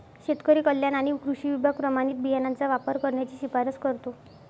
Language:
Marathi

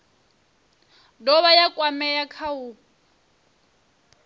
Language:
Venda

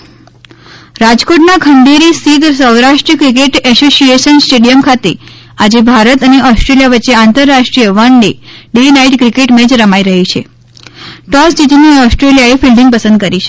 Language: Gujarati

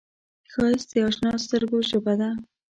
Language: Pashto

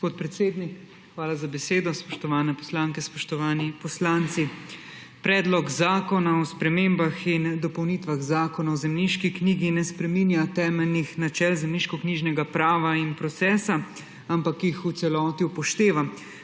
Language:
Slovenian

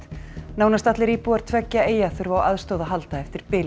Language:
Icelandic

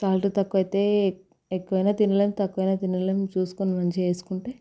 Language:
Telugu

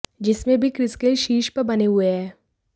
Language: Hindi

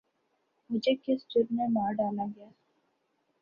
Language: Urdu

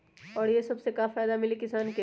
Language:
Magahi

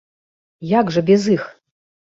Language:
Belarusian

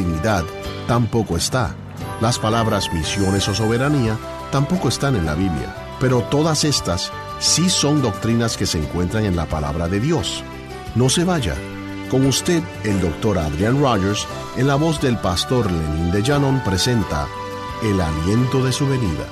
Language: Spanish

